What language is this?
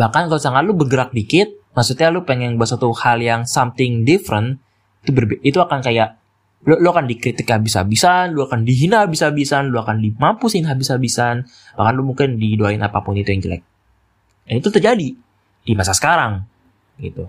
Indonesian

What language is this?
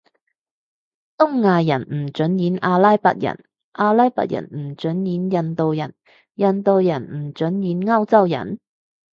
Cantonese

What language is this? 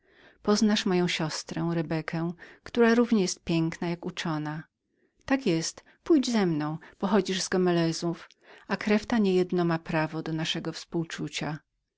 Polish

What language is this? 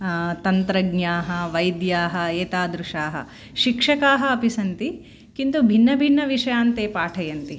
Sanskrit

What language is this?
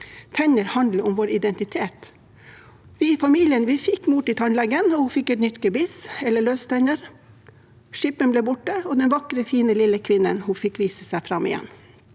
Norwegian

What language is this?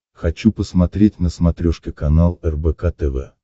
Russian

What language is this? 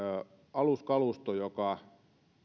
Finnish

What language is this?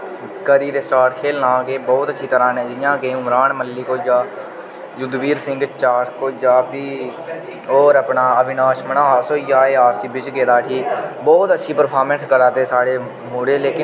Dogri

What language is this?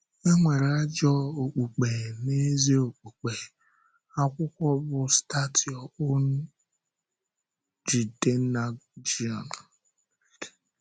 Igbo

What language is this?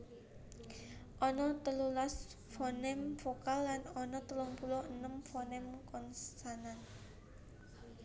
Javanese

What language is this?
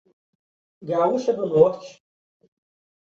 Portuguese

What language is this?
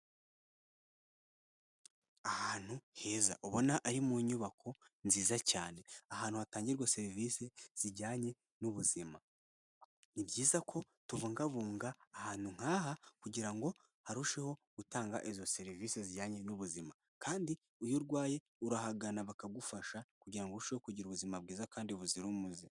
Kinyarwanda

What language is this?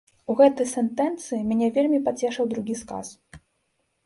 Belarusian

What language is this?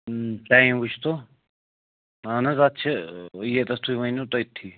Kashmiri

